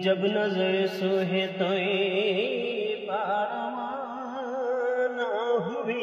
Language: Arabic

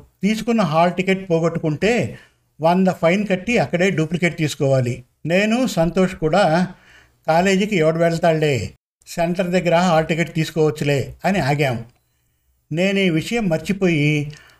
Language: Telugu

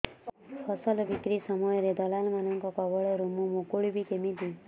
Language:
Odia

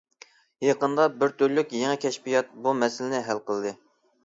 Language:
Uyghur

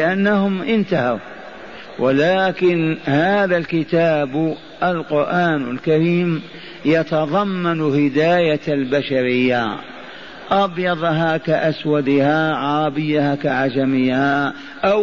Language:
Arabic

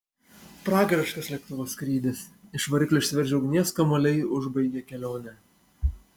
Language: Lithuanian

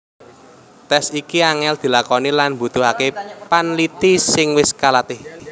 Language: Javanese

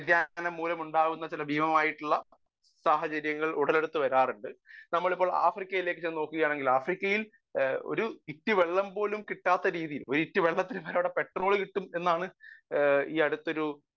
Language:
Malayalam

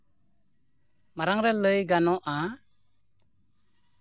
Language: Santali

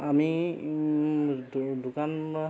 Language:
Assamese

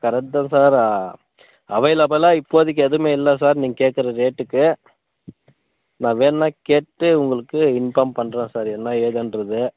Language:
Tamil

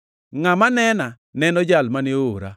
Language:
Luo (Kenya and Tanzania)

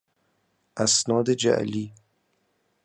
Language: Persian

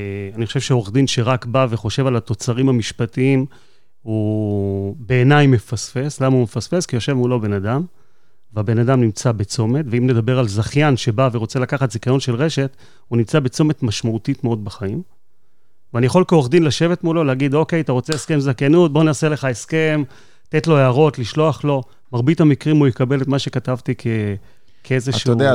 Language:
Hebrew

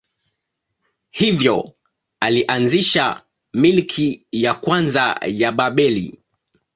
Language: Swahili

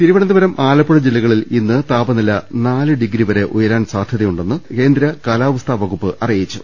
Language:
Malayalam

